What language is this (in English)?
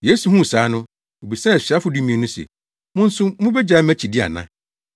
Akan